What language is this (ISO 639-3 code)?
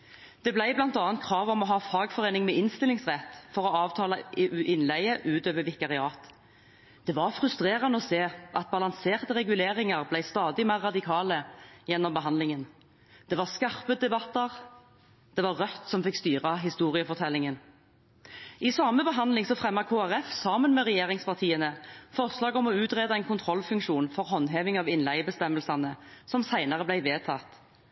nob